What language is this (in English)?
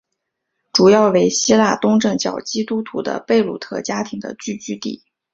Chinese